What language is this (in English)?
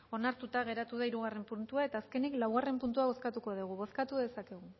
Basque